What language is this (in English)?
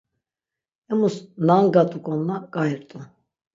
Laz